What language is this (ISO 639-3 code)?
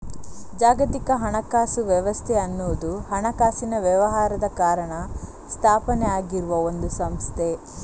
kan